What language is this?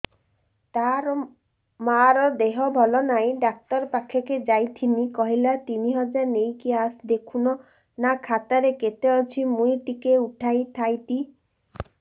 Odia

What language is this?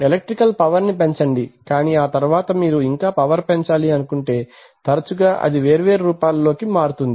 Telugu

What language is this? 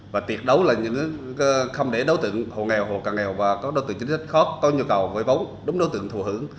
Vietnamese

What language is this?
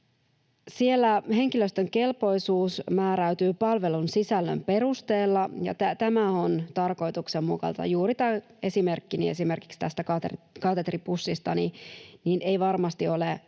Finnish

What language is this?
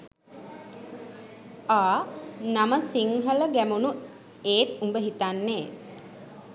Sinhala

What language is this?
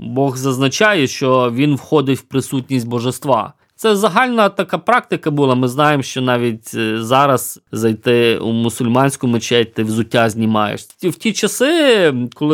Ukrainian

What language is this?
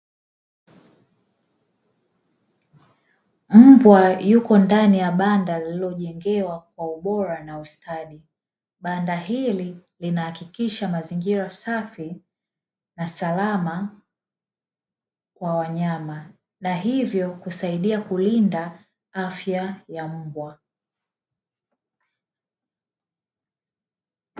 Swahili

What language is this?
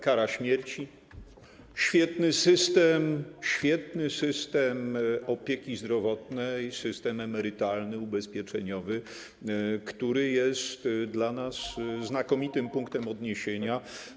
Polish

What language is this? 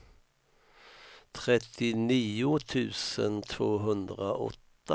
Swedish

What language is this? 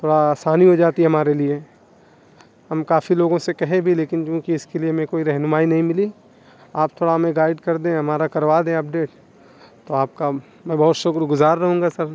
Urdu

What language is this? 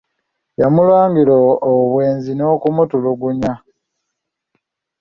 Ganda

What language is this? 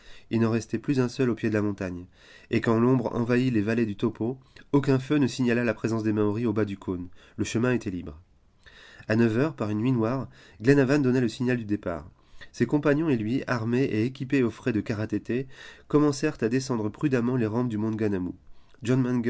French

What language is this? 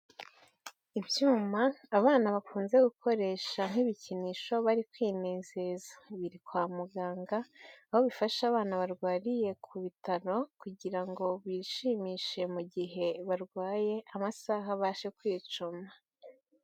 Kinyarwanda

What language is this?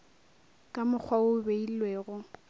Northern Sotho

